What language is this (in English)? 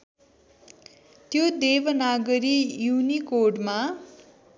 Nepali